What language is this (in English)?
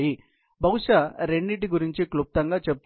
Telugu